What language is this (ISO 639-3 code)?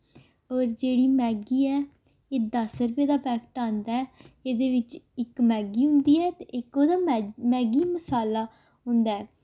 doi